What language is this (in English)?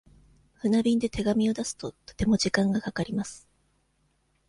Japanese